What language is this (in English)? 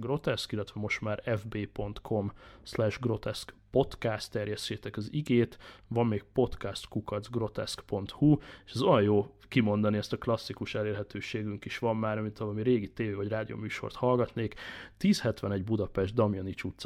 Hungarian